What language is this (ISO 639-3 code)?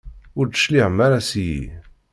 kab